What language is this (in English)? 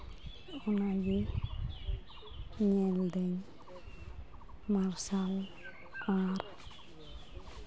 Santali